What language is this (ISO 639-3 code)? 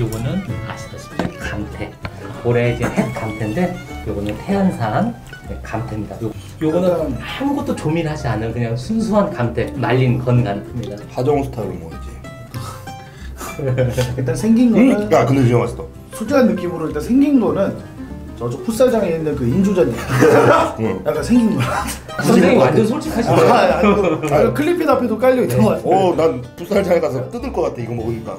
kor